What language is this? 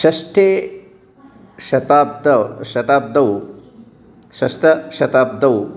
Sanskrit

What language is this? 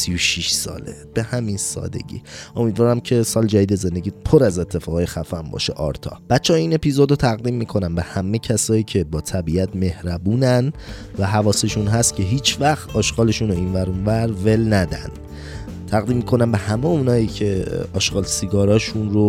Persian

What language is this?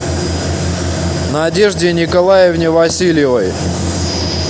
Russian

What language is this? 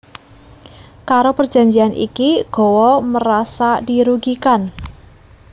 Javanese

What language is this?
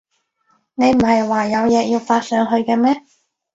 Cantonese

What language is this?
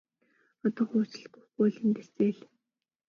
Mongolian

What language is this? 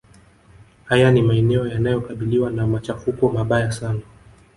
Swahili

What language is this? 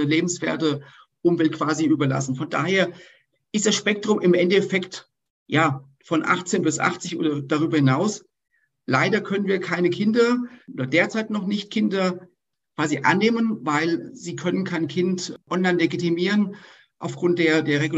German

